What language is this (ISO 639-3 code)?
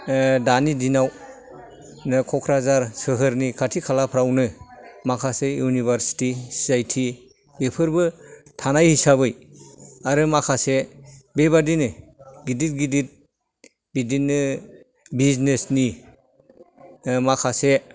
brx